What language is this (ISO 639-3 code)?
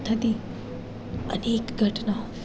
guj